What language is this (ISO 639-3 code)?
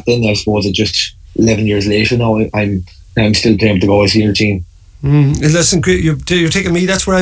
eng